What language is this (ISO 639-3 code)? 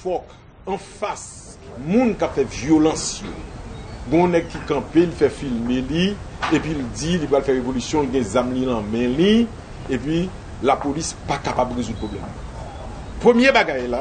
fra